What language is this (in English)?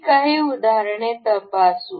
Marathi